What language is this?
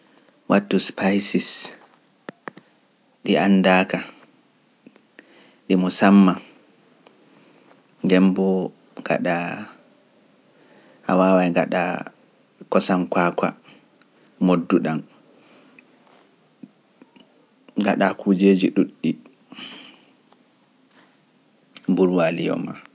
Pular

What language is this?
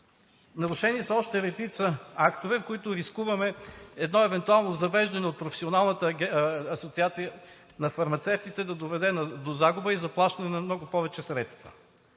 Bulgarian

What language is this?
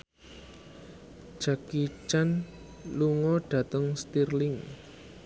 Javanese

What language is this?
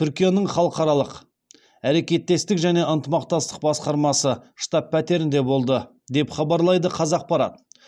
Kazakh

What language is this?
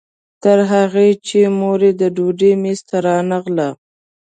Pashto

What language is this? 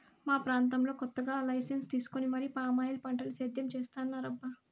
Telugu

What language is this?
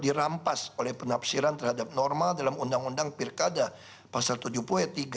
Indonesian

